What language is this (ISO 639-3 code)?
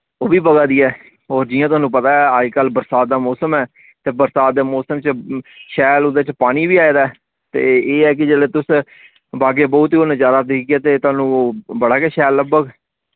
doi